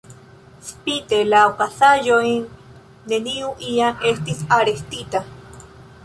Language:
Esperanto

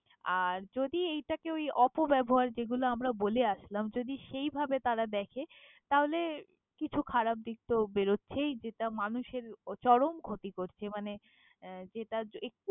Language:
Bangla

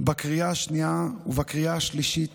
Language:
Hebrew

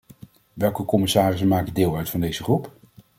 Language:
Dutch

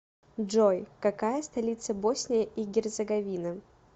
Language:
Russian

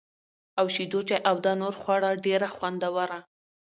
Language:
Pashto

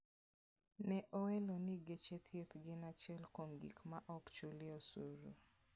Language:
Luo (Kenya and Tanzania)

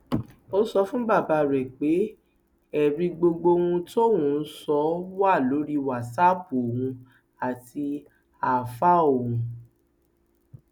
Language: Yoruba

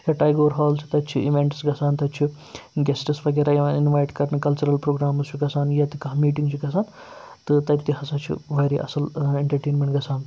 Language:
Kashmiri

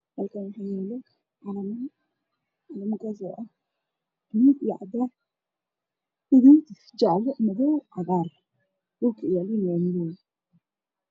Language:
Somali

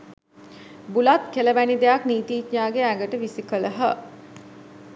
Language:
Sinhala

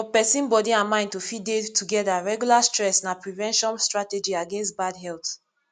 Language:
Nigerian Pidgin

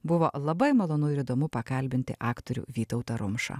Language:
Lithuanian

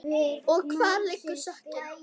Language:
Icelandic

